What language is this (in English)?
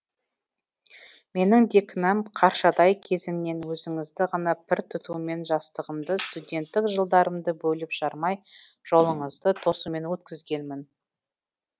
Kazakh